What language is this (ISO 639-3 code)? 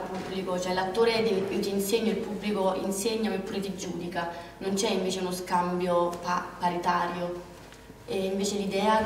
ita